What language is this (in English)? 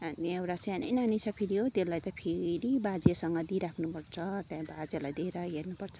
Nepali